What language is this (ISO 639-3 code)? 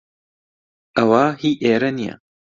ckb